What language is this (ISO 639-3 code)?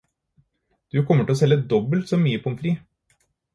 nob